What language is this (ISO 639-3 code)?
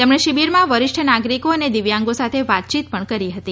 guj